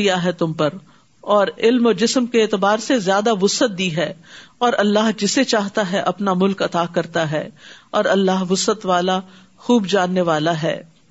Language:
Urdu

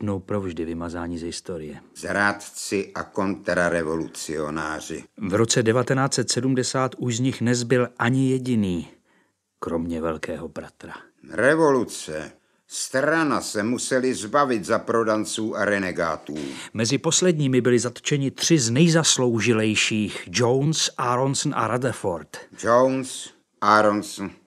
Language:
Czech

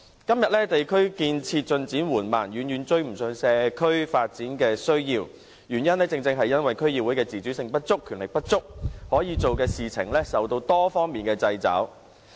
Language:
Cantonese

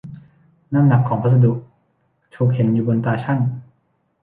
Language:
Thai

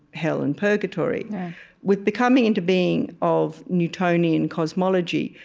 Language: English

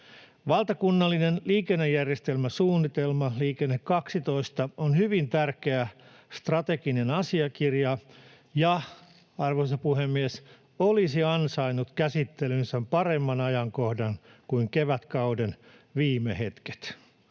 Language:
Finnish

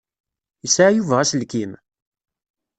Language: Kabyle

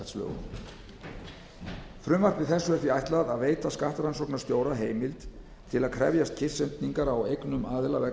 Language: Icelandic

